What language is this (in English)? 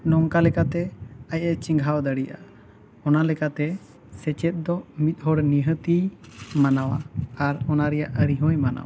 Santali